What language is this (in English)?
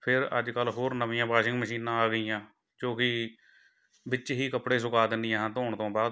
Punjabi